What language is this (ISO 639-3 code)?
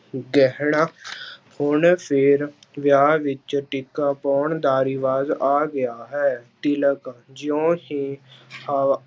pan